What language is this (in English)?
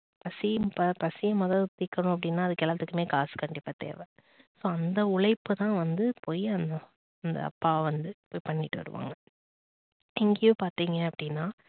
Tamil